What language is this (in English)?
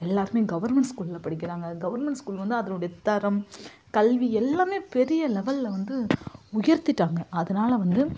Tamil